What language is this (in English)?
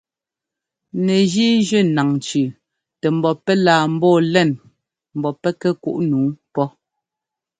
Ngomba